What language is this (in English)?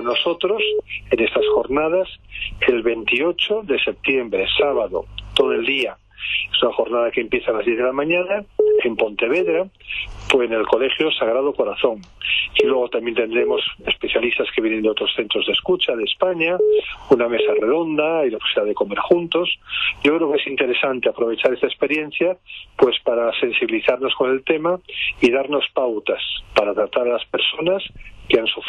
Spanish